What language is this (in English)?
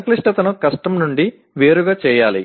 Telugu